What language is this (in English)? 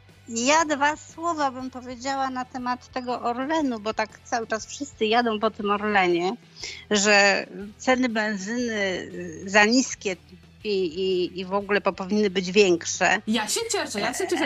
Polish